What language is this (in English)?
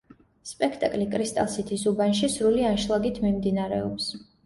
Georgian